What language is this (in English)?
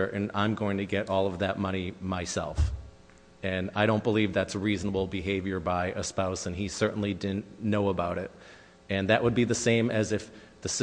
English